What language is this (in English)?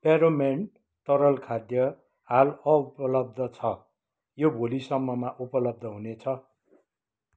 Nepali